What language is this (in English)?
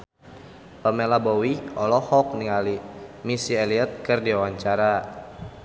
Sundanese